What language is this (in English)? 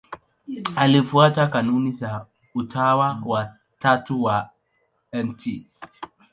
Swahili